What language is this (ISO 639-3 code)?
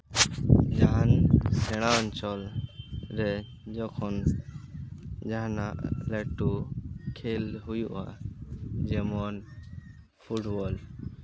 sat